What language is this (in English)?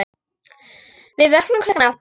Icelandic